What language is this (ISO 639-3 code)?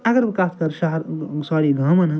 kas